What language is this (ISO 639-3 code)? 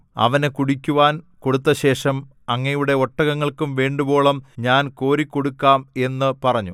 mal